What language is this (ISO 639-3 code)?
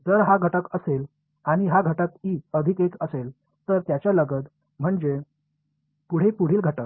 mar